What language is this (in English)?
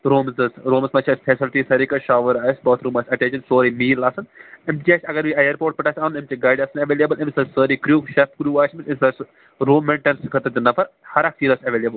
Kashmiri